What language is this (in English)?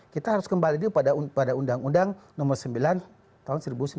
Indonesian